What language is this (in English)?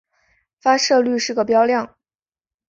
Chinese